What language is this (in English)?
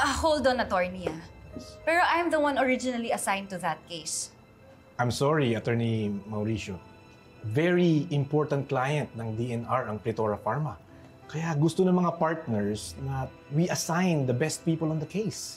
Filipino